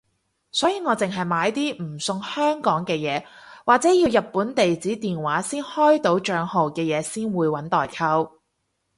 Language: Cantonese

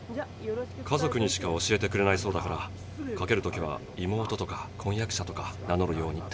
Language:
Japanese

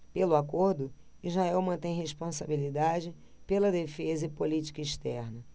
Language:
Portuguese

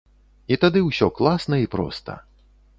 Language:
Belarusian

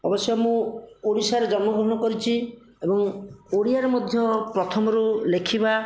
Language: Odia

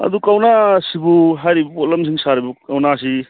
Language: Manipuri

